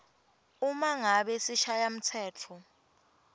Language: Swati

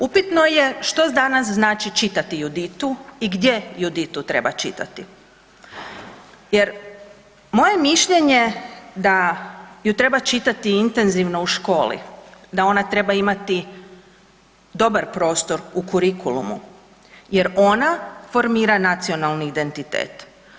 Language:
Croatian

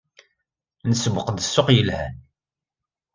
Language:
Kabyle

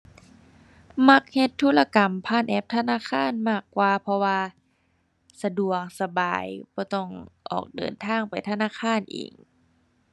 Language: Thai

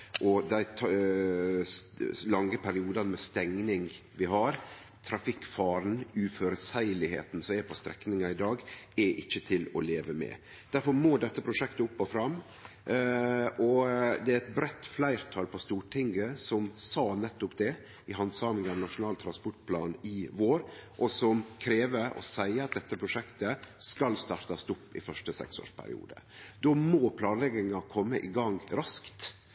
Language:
Norwegian Nynorsk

